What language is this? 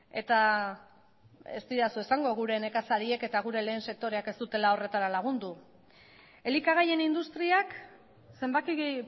Basque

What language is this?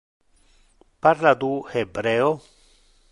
Interlingua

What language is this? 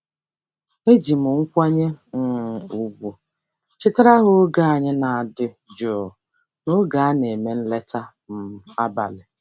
Igbo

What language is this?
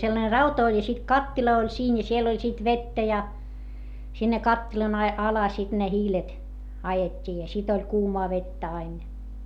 Finnish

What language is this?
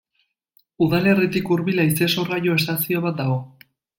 Basque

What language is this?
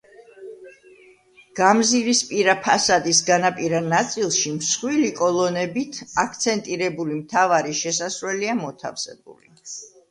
Georgian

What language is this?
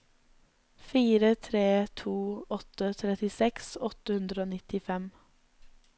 Norwegian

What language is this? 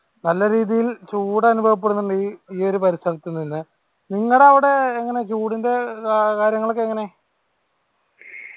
Malayalam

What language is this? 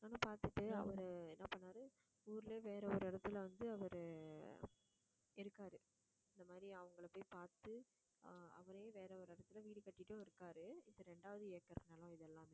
Tamil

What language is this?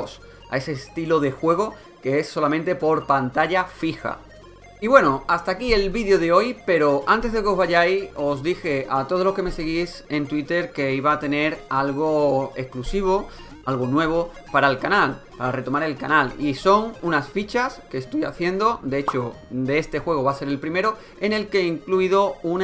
Spanish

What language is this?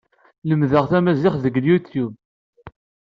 Kabyle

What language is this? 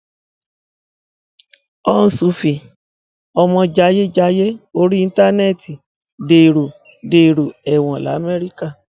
Yoruba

